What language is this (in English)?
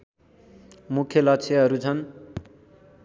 Nepali